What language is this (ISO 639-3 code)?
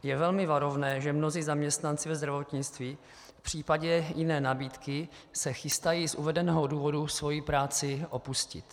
ces